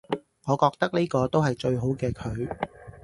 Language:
Cantonese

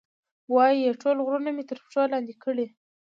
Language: Pashto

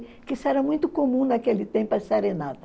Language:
Portuguese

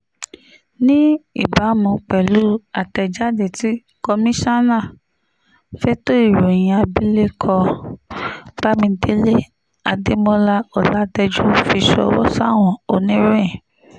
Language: Yoruba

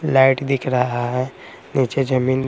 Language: Hindi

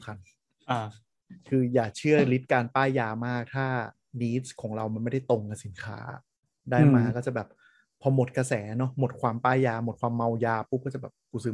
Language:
Thai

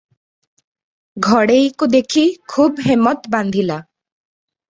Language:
Odia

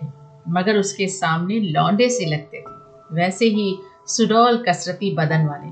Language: Hindi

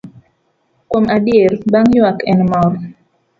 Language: Luo (Kenya and Tanzania)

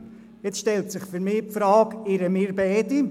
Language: Swiss German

